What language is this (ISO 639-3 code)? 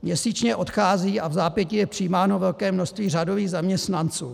ces